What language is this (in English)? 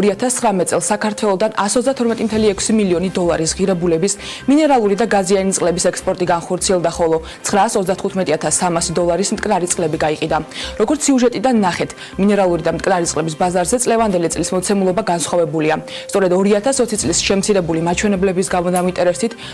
Romanian